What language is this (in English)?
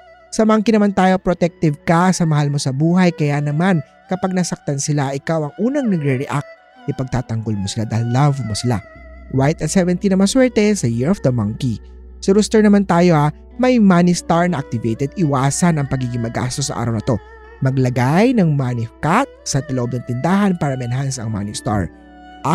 Filipino